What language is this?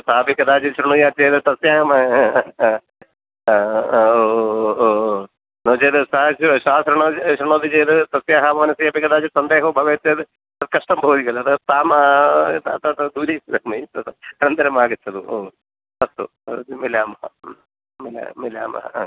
Sanskrit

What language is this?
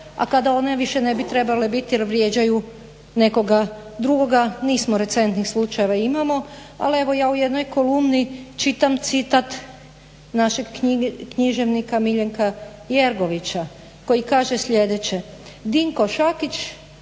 Croatian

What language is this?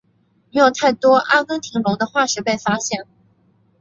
Chinese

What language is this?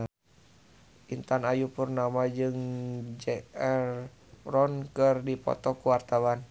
Sundanese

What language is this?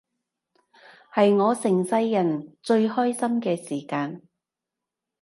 Cantonese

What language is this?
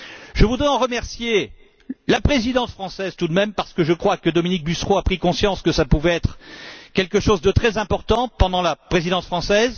French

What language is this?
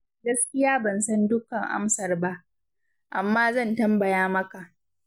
Hausa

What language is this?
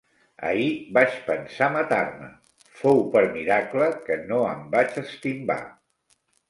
Catalan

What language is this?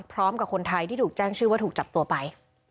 Thai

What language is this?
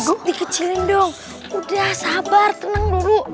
Indonesian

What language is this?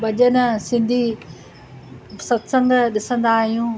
Sindhi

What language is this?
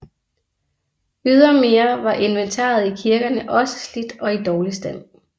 Danish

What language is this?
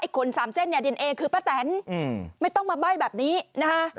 Thai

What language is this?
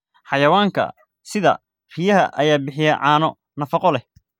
Somali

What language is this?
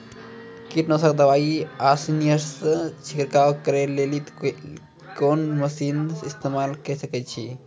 Maithili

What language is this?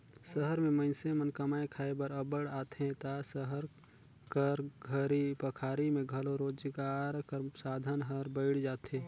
Chhattisgarhi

